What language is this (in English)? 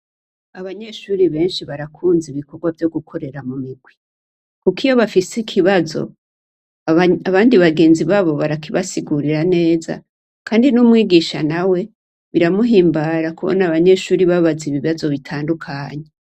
Rundi